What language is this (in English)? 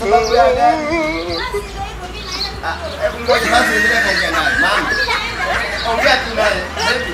Romanian